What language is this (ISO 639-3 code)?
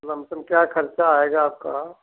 hin